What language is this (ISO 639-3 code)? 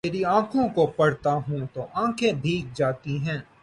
urd